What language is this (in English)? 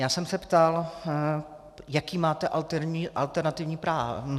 Czech